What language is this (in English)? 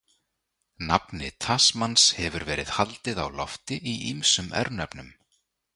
Icelandic